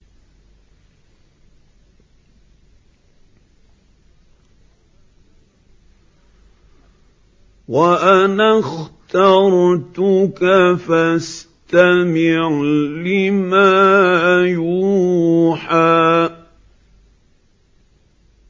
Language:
Arabic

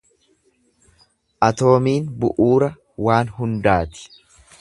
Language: Oromo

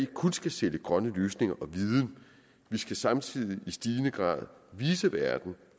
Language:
Danish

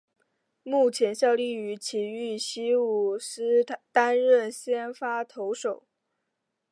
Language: Chinese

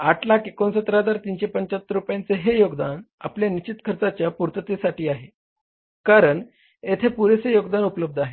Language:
Marathi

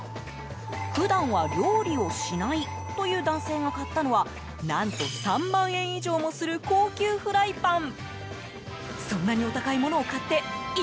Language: Japanese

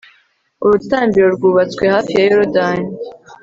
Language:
Kinyarwanda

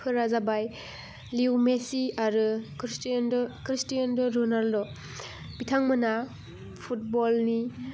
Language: Bodo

